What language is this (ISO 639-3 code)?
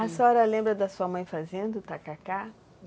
por